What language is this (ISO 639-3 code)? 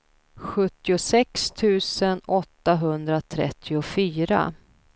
swe